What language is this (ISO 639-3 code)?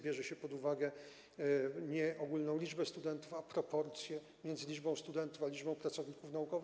pol